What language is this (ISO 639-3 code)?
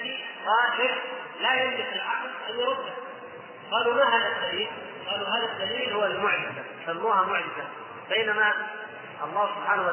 ara